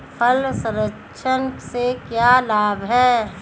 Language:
Hindi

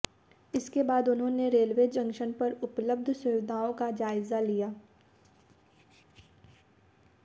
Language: Hindi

